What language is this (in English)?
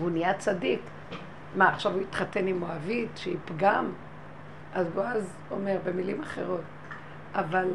Hebrew